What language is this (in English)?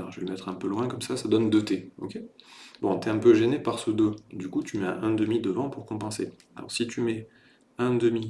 French